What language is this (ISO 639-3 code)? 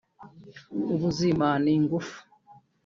kin